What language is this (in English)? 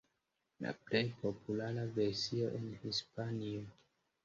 Esperanto